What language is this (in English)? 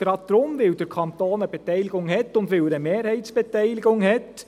Swiss German